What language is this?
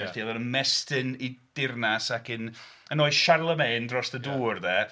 Welsh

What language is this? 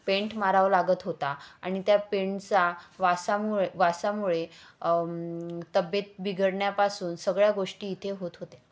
Marathi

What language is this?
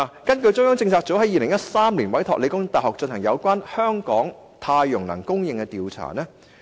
Cantonese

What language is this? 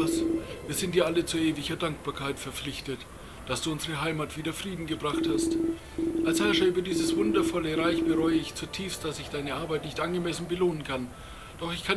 German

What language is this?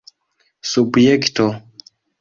Esperanto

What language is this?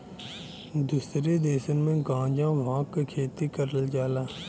Bhojpuri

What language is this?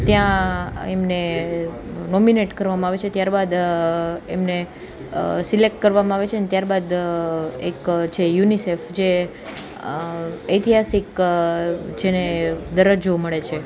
Gujarati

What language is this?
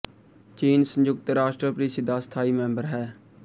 Punjabi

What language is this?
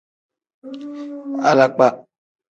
Tem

